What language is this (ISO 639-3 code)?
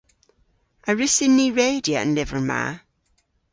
cor